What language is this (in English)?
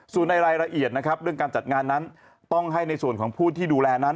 Thai